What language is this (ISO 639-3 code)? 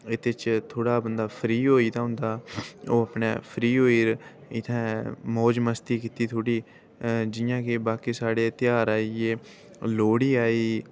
doi